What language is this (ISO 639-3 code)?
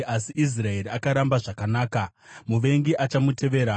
sna